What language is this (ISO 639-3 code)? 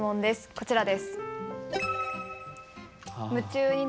jpn